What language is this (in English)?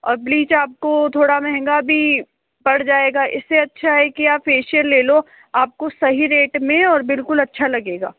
Hindi